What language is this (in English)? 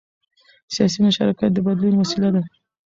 Pashto